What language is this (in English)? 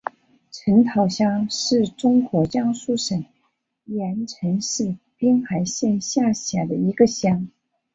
Chinese